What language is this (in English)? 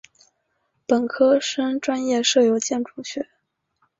Chinese